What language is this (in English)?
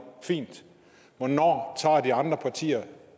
Danish